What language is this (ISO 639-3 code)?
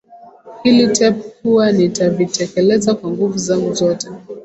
swa